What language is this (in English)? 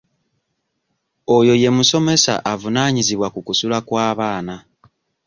Ganda